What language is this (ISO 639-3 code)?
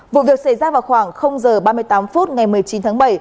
vie